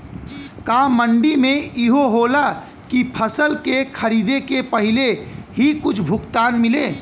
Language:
Bhojpuri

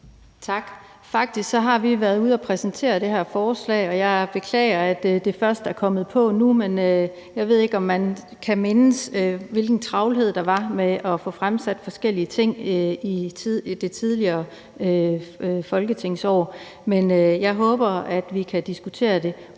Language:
Danish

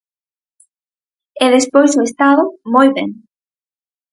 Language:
Galician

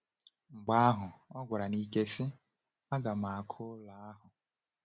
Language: Igbo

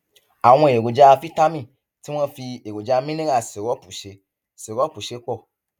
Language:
Yoruba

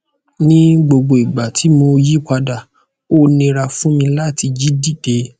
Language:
Yoruba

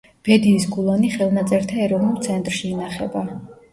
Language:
Georgian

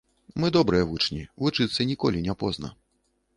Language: Belarusian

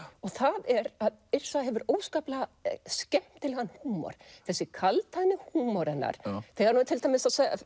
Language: Icelandic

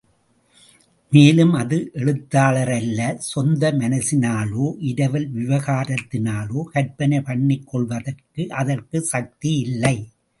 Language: Tamil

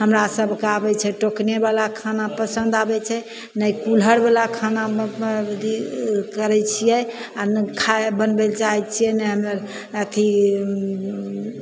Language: Maithili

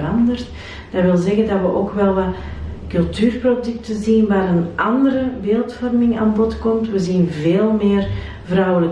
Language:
Dutch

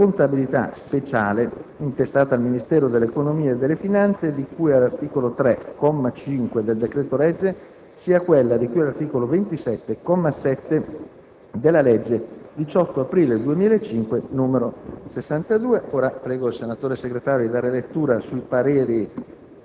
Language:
Italian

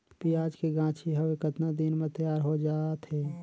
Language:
Chhattisgarhi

